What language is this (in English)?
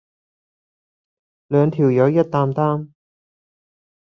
Cantonese